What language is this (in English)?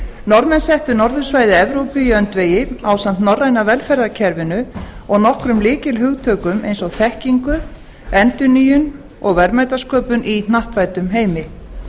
Icelandic